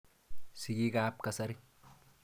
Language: Kalenjin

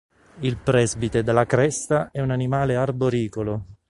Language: Italian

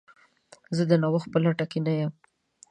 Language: Pashto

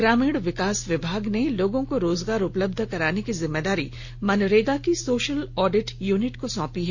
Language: Hindi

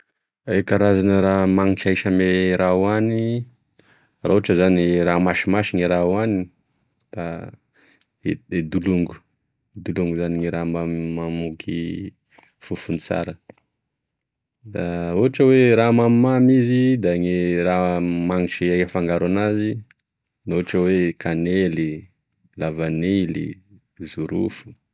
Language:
Tesaka Malagasy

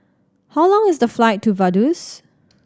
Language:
English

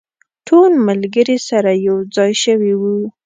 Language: Pashto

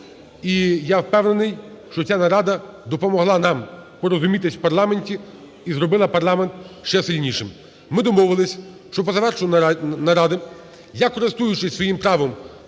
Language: Ukrainian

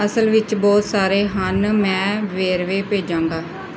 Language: Punjabi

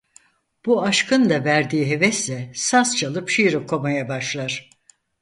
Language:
Turkish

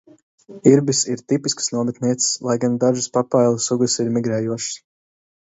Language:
Latvian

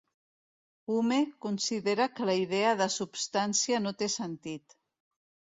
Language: Catalan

